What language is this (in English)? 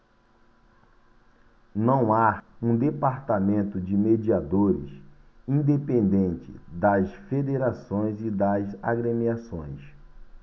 Portuguese